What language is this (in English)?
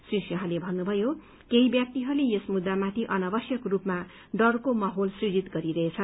Nepali